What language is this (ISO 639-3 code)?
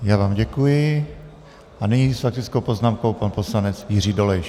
ces